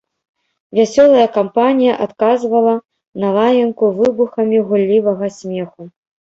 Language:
Belarusian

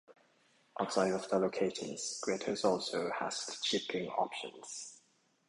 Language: English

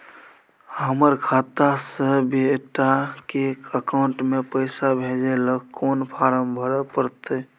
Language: Maithili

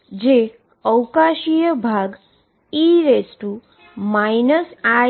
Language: Gujarati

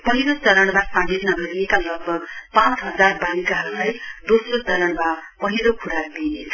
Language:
Nepali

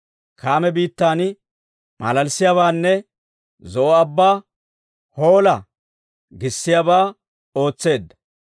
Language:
Dawro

